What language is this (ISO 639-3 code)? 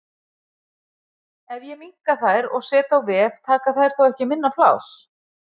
isl